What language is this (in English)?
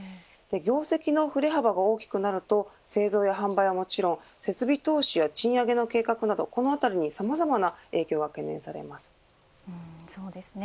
Japanese